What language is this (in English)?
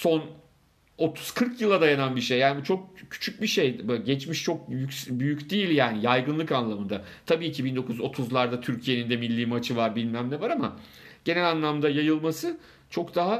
Turkish